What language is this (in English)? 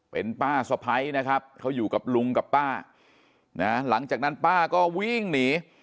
Thai